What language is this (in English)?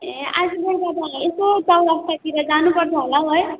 Nepali